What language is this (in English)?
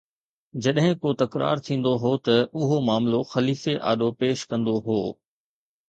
Sindhi